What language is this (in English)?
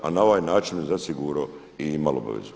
Croatian